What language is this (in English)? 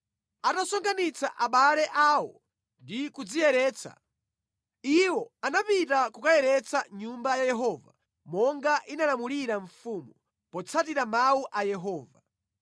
Nyanja